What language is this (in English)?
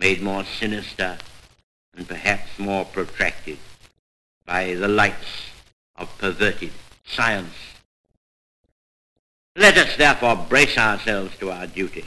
Persian